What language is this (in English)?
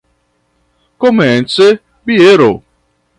Esperanto